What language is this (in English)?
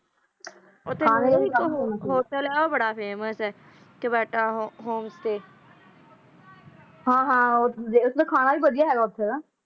Punjabi